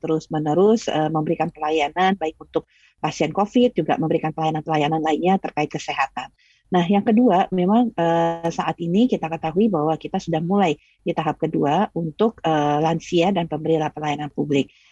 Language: Indonesian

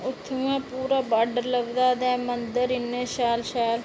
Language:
Dogri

